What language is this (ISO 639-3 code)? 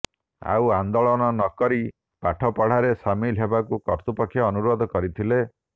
ori